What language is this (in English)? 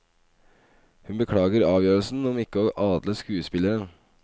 Norwegian